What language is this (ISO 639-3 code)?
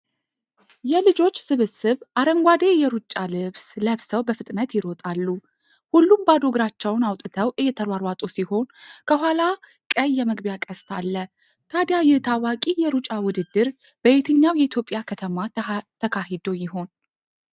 amh